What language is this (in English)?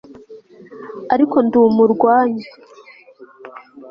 Kinyarwanda